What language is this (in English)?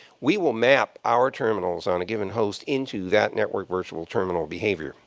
English